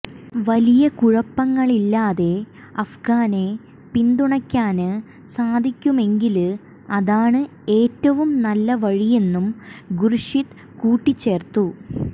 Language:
Malayalam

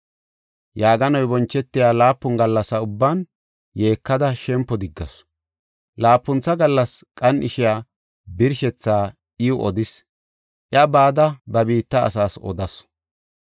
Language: Gofa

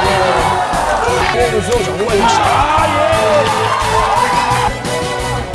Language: Korean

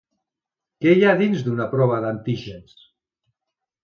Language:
Catalan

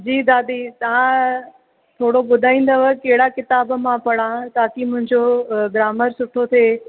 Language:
Sindhi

